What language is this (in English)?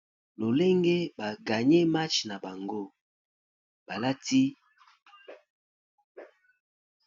Lingala